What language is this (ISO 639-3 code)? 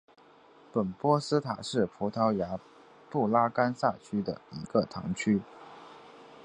zho